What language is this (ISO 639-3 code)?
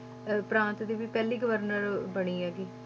pan